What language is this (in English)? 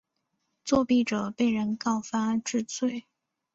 Chinese